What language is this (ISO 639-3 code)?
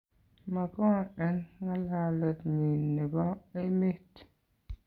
kln